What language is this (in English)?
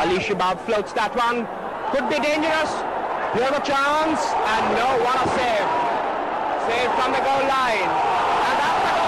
Arabic